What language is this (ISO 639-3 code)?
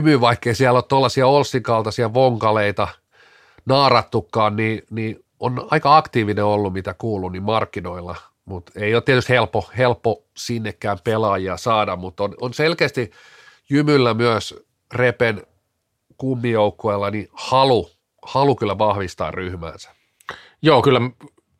fin